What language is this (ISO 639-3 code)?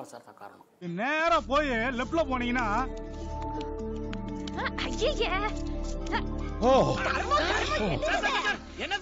tam